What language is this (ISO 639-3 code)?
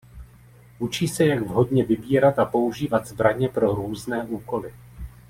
ces